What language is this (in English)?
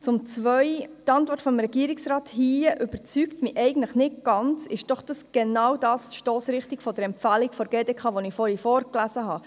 Swiss German